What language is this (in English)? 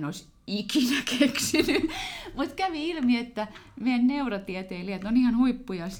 Finnish